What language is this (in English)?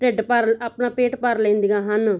Punjabi